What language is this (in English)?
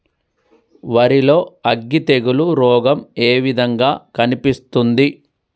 Telugu